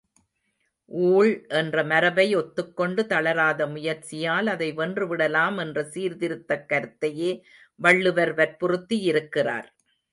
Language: Tamil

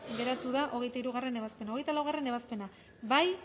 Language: Basque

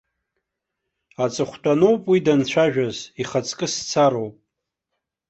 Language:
Abkhazian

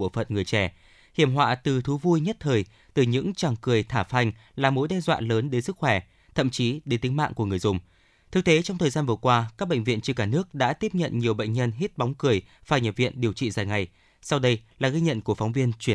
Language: Vietnamese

